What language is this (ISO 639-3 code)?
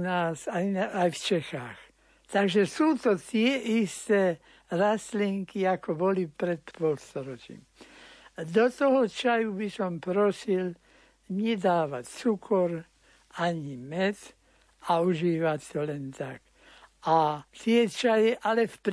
slk